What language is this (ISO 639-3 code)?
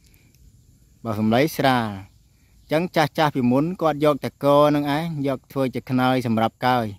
tha